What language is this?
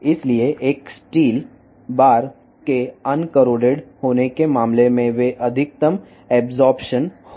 Telugu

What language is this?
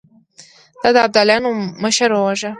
Pashto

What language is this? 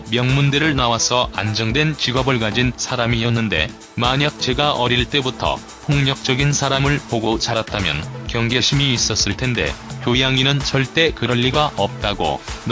Korean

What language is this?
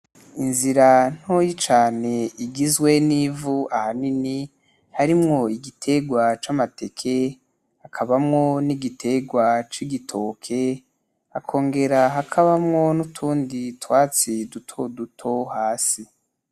Rundi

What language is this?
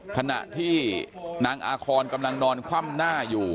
Thai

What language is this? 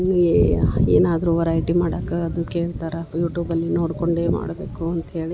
Kannada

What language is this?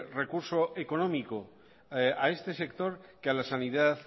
Spanish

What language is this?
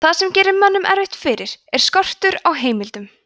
Icelandic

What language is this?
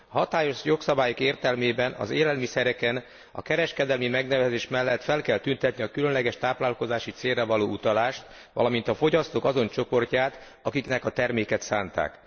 Hungarian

